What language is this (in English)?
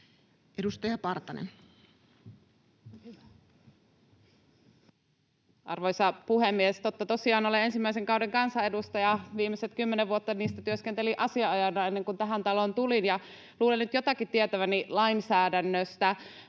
Finnish